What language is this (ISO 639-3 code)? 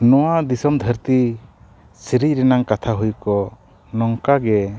sat